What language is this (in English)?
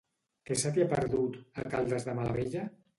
Catalan